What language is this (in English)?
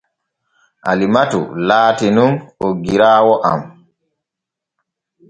Borgu Fulfulde